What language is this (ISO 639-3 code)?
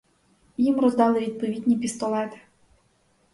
ukr